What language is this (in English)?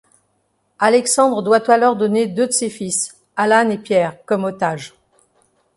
French